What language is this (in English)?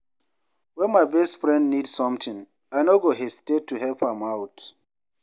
Nigerian Pidgin